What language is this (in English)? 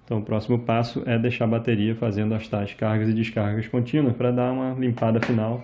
Portuguese